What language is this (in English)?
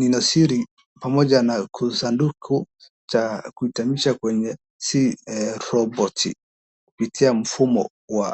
Swahili